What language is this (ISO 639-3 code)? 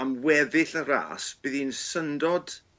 cym